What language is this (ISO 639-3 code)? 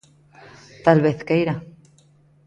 glg